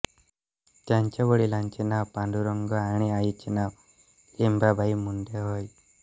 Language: Marathi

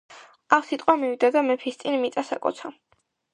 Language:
Georgian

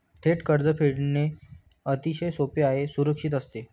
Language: Marathi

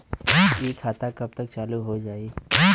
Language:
Bhojpuri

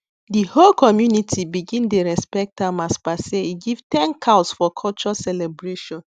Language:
Nigerian Pidgin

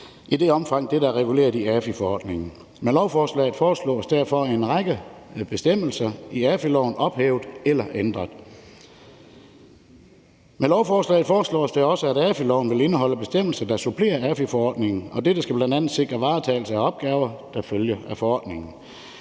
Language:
Danish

